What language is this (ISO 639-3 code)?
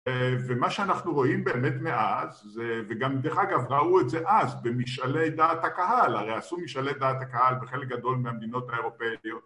heb